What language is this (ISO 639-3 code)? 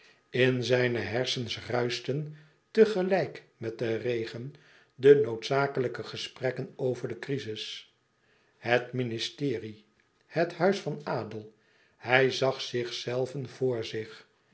nld